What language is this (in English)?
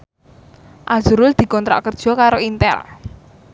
Javanese